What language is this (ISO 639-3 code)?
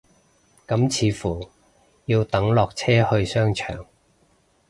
yue